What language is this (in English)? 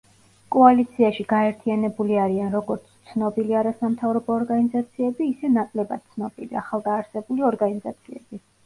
Georgian